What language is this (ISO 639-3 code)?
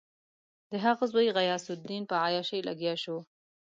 pus